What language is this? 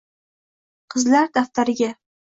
Uzbek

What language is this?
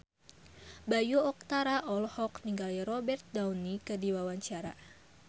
Sundanese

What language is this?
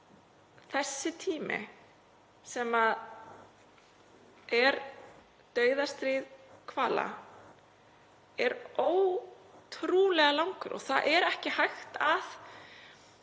Icelandic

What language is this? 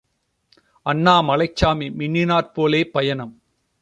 Tamil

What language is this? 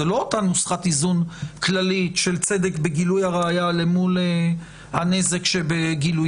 Hebrew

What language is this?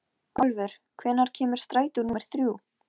Icelandic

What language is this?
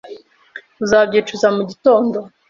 Kinyarwanda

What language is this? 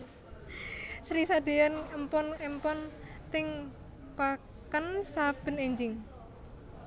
Javanese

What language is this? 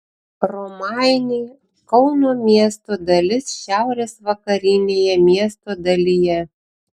Lithuanian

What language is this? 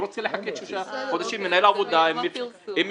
Hebrew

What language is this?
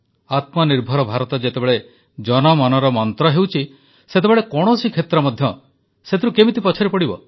Odia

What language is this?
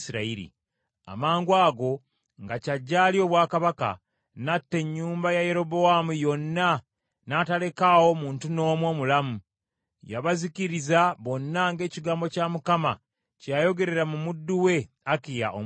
Ganda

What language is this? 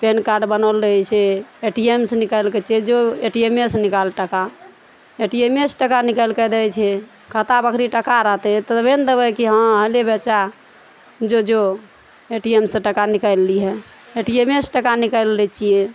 Maithili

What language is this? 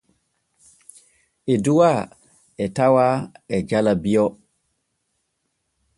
Borgu Fulfulde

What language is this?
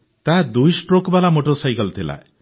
Odia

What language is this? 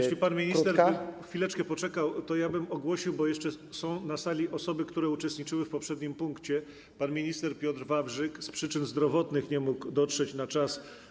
Polish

